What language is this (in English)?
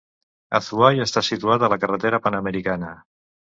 Catalan